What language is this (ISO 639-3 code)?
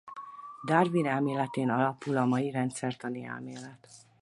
hun